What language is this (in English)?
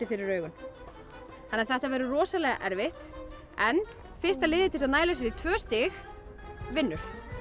Icelandic